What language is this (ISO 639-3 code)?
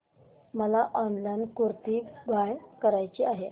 mar